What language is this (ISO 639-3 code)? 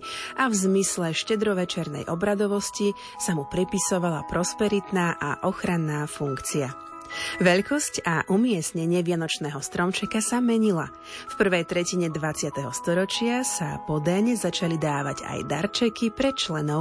slk